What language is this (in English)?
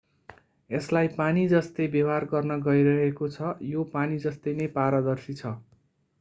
Nepali